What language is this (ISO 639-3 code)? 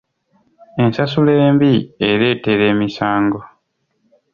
lug